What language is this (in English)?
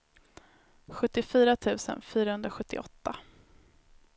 Swedish